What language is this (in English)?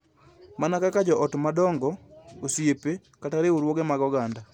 Luo (Kenya and Tanzania)